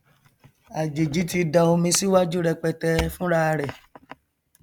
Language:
Yoruba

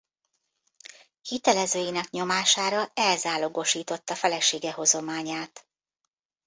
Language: Hungarian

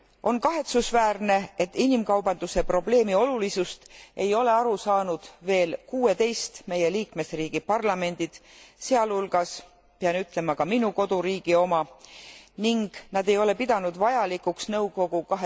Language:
Estonian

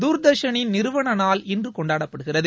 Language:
Tamil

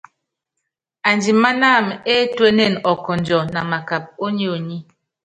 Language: Yangben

